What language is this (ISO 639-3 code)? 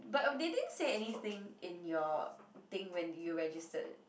eng